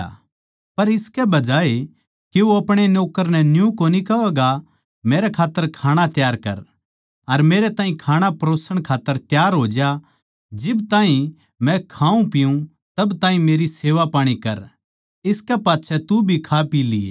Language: Haryanvi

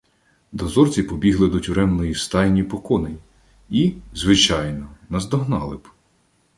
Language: Ukrainian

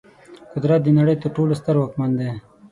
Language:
Pashto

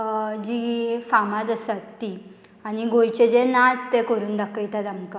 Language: Konkani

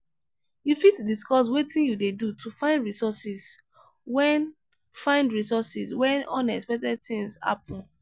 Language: Nigerian Pidgin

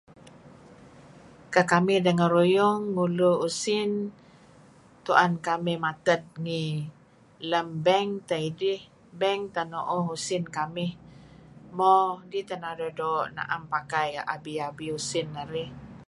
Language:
Kelabit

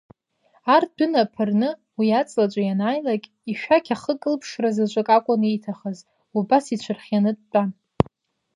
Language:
Abkhazian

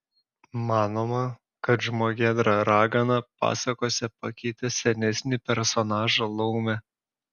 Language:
Lithuanian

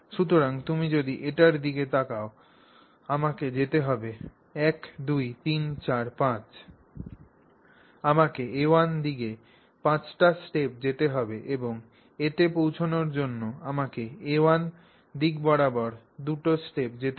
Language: Bangla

